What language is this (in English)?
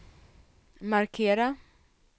Swedish